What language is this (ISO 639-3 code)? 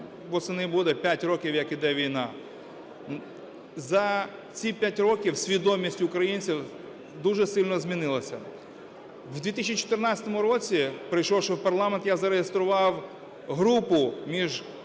ukr